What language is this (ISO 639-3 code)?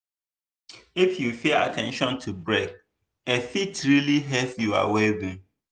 pcm